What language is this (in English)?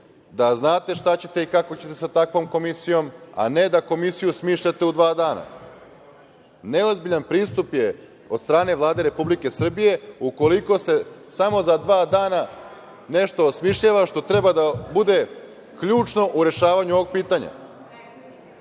Serbian